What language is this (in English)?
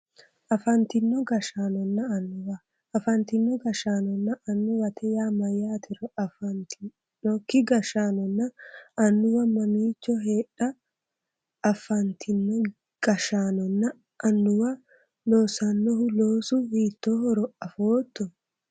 Sidamo